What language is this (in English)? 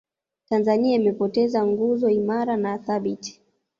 Swahili